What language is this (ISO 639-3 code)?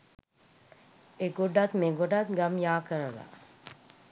sin